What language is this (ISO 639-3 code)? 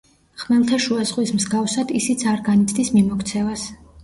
kat